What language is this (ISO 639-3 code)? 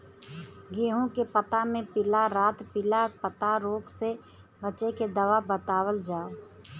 bho